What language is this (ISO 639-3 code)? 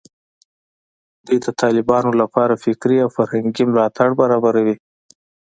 pus